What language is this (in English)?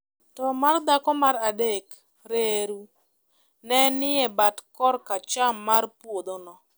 Luo (Kenya and Tanzania)